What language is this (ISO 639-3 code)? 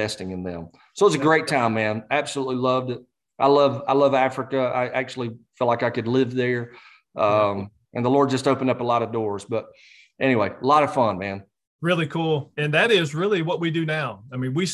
eng